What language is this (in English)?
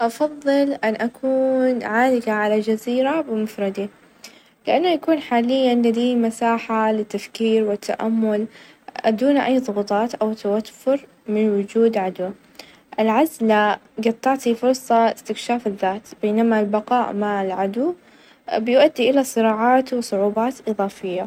Najdi Arabic